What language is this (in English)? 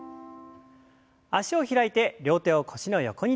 Japanese